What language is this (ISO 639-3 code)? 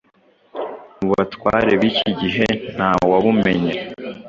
kin